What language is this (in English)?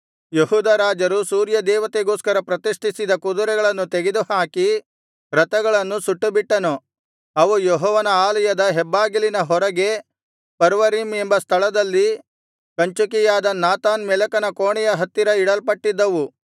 Kannada